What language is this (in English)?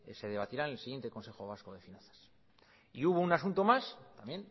Spanish